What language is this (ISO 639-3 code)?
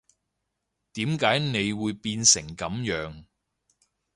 yue